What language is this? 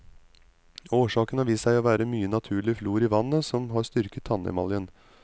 Norwegian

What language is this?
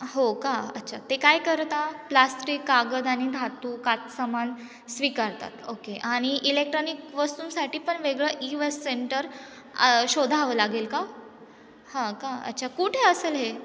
Marathi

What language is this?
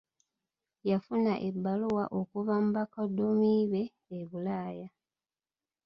Ganda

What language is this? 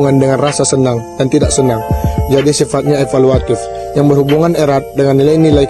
Indonesian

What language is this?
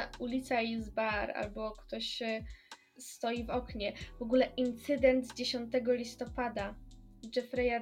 Polish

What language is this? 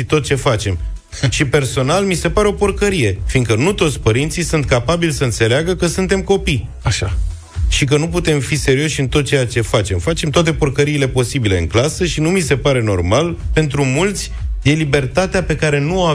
Romanian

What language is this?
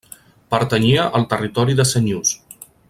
Catalan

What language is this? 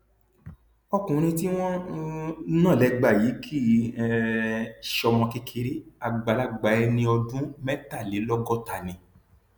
Yoruba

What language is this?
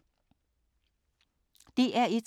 Danish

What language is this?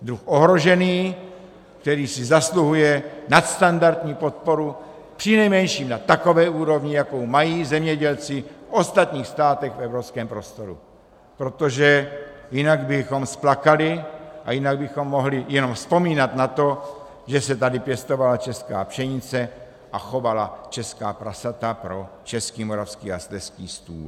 Czech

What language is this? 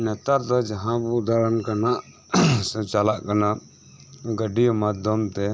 Santali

